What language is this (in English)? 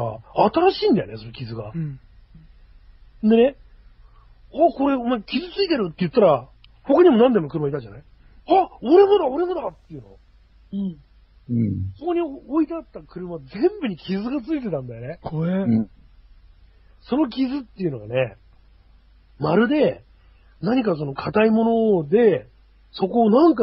Japanese